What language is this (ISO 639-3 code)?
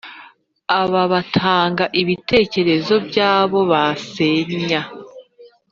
kin